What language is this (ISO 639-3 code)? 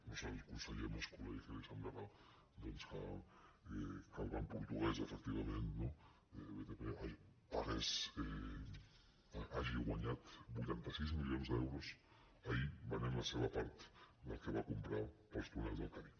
cat